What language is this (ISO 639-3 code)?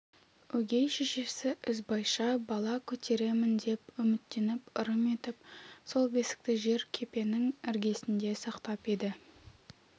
kaz